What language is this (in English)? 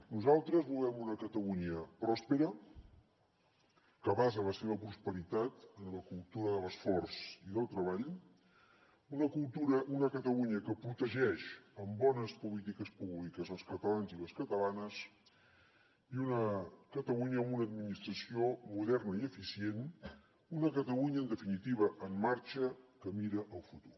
Catalan